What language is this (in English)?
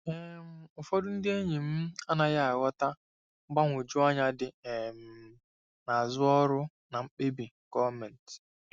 Igbo